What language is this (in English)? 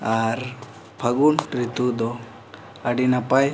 Santali